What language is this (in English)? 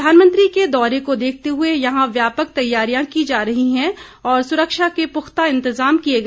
Hindi